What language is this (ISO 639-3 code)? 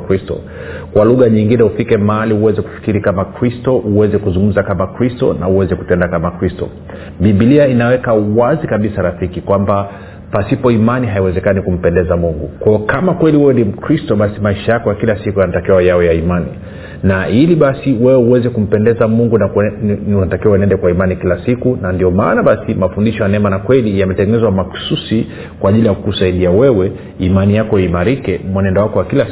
swa